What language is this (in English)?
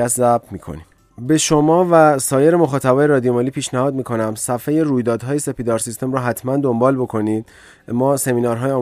Persian